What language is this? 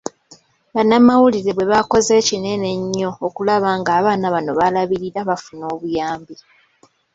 Ganda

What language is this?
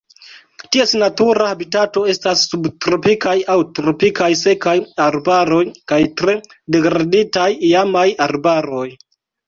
Esperanto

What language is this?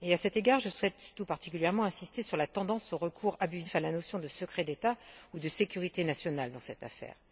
French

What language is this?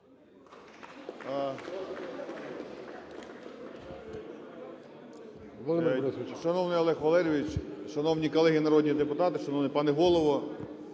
Ukrainian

